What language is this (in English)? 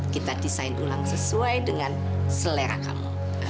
Indonesian